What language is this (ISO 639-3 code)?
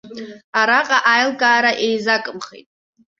abk